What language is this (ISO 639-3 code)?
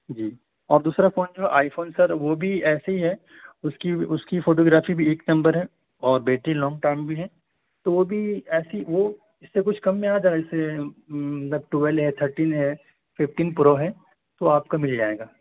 urd